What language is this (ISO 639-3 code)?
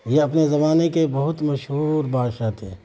urd